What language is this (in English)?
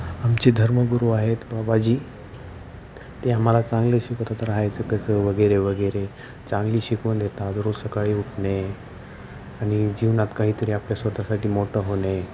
Marathi